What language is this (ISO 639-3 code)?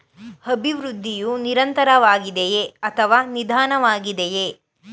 kan